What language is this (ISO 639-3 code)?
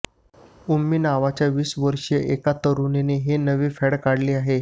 mar